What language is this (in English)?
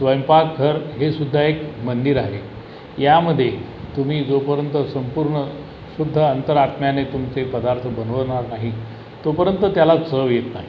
Marathi